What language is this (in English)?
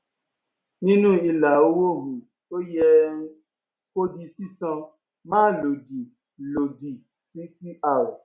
Yoruba